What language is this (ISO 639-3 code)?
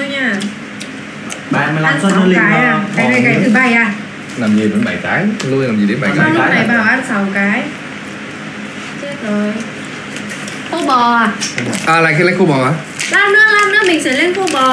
vie